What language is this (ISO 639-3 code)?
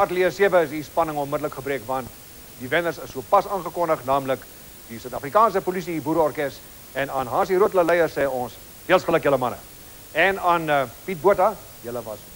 nld